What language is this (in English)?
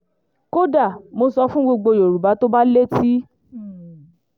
Yoruba